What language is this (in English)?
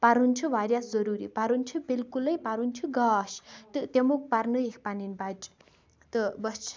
Kashmiri